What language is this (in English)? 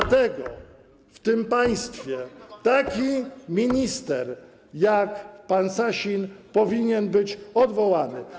Polish